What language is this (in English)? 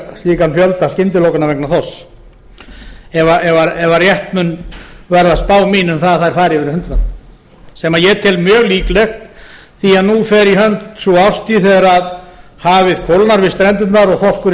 Icelandic